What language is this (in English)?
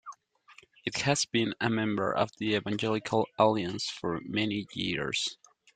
English